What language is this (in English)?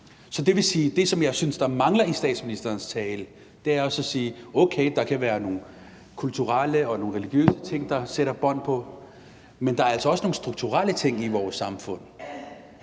Danish